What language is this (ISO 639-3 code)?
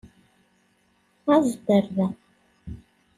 kab